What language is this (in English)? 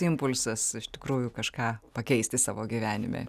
Lithuanian